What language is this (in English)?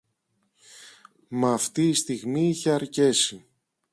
Greek